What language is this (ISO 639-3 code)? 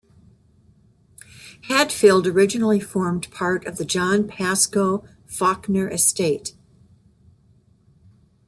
eng